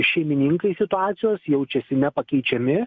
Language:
Lithuanian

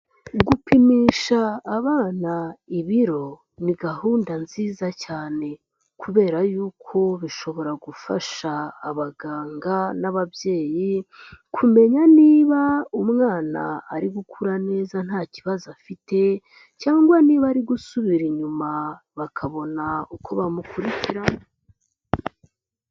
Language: Kinyarwanda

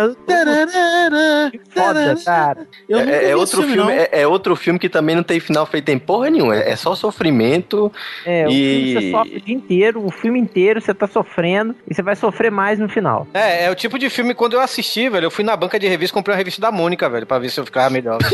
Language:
Portuguese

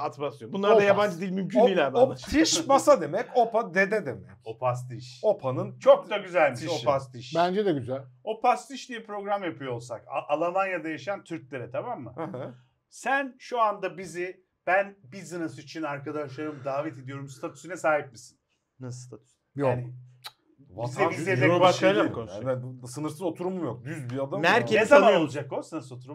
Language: Turkish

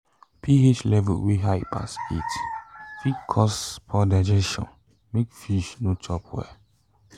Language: Nigerian Pidgin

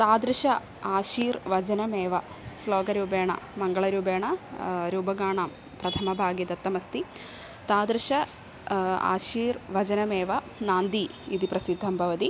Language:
Sanskrit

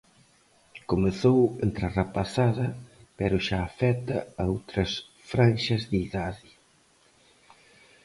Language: Galician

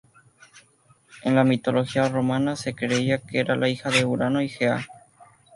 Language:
Spanish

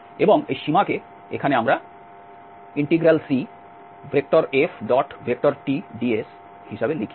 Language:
Bangla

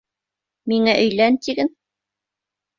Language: Bashkir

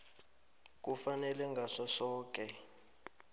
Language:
South Ndebele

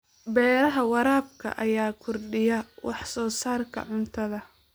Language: Somali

